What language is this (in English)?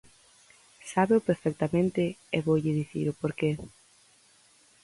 Galician